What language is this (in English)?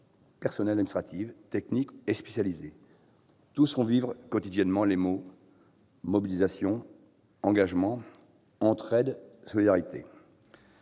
French